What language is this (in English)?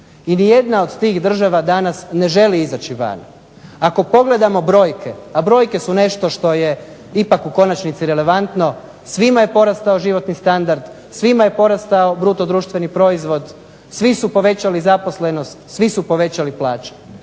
Croatian